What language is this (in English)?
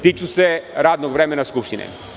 Serbian